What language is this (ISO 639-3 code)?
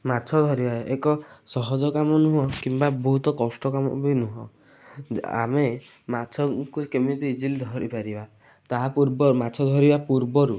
ori